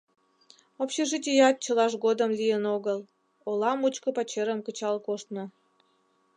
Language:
Mari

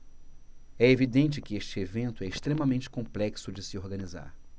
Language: Portuguese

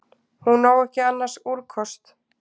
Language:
Icelandic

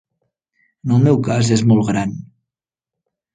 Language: Catalan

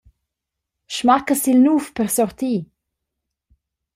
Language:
Romansh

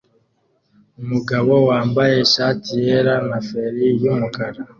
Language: Kinyarwanda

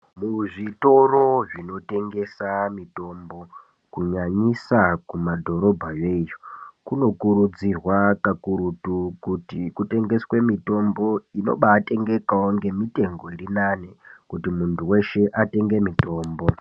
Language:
Ndau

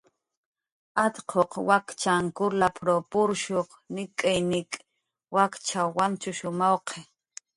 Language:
Jaqaru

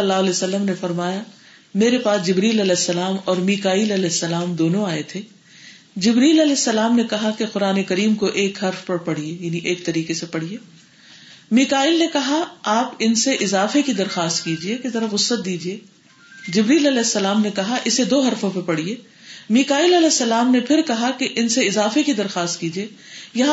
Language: Urdu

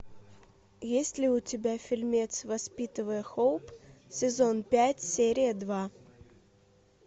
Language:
Russian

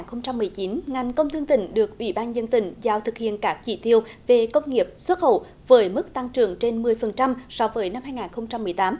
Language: Vietnamese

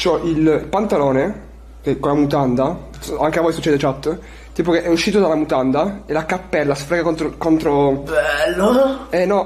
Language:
Italian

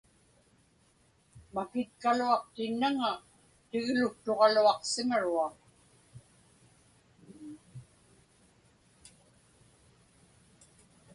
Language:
Inupiaq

